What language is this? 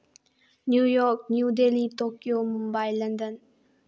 Manipuri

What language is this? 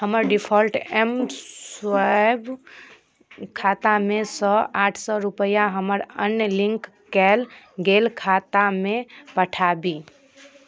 Maithili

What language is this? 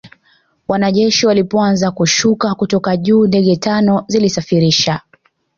Swahili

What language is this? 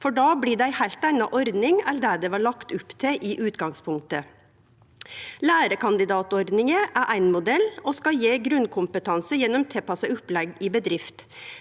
Norwegian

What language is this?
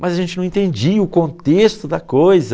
Portuguese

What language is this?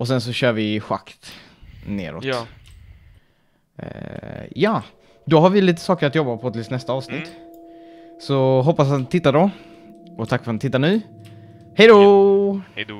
Swedish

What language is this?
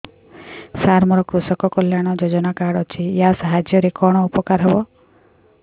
Odia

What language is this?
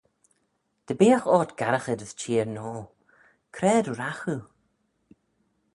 Manx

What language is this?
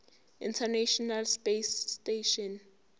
Zulu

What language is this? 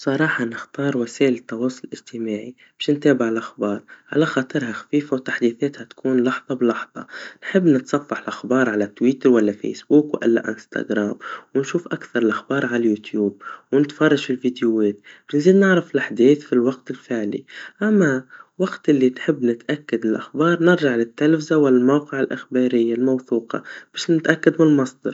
Tunisian Arabic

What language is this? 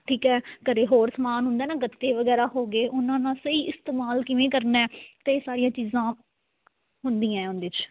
Punjabi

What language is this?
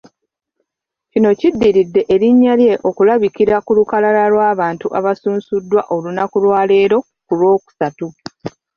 Ganda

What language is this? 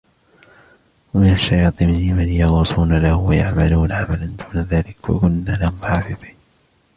Arabic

